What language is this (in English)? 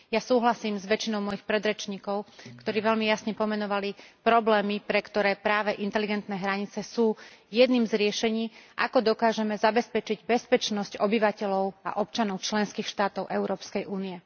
Slovak